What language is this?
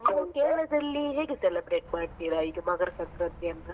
Kannada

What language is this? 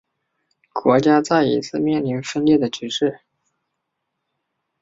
Chinese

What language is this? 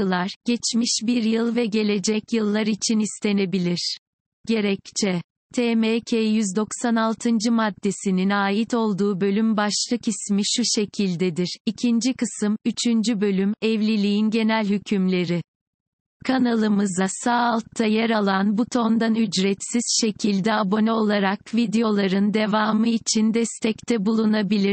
Turkish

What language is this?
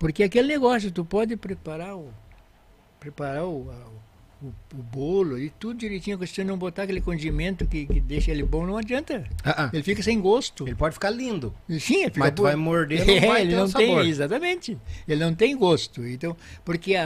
Portuguese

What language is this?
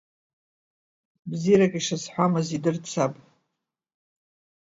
Abkhazian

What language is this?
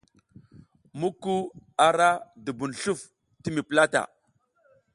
South Giziga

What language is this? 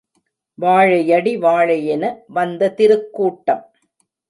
Tamil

